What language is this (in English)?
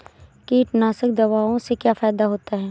Hindi